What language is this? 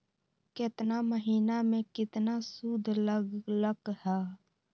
Magahi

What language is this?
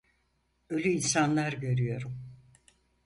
Turkish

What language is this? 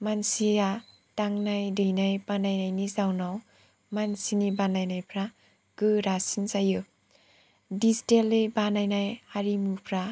Bodo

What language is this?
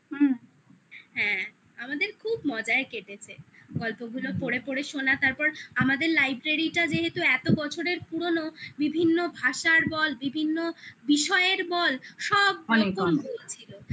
Bangla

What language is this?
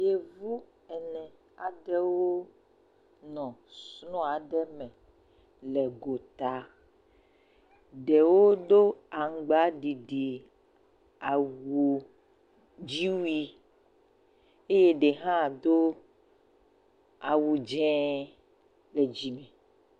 Ewe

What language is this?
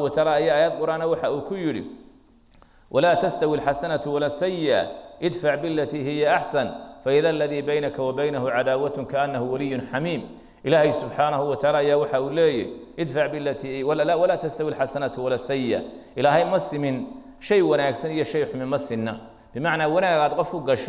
Arabic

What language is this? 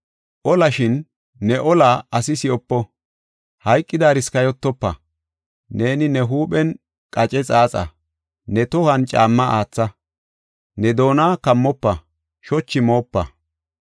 Gofa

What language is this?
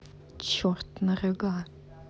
Russian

